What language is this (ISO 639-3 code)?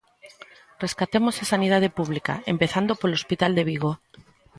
glg